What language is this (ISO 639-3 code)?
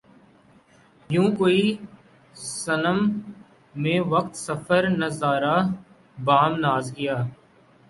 urd